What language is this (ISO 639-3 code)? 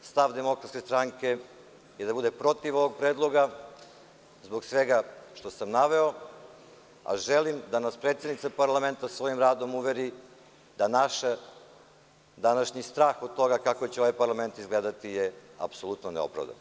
srp